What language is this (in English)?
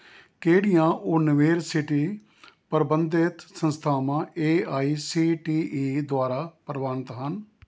Punjabi